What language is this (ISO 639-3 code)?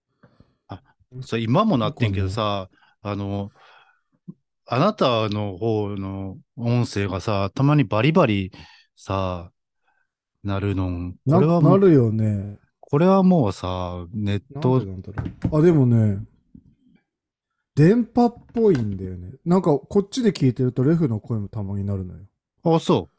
jpn